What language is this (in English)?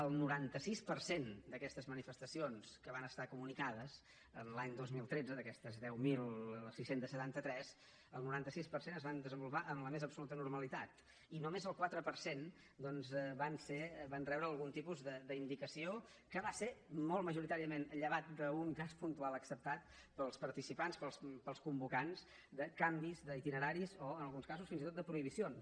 Catalan